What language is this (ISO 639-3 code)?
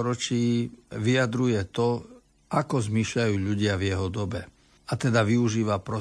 slk